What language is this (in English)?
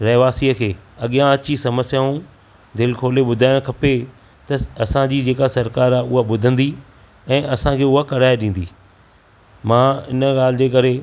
Sindhi